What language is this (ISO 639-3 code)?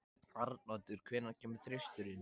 isl